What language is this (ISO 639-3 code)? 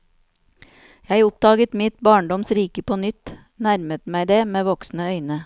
nor